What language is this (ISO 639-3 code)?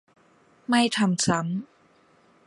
tha